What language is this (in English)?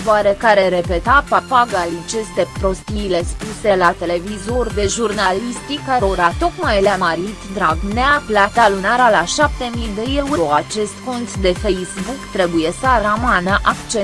Romanian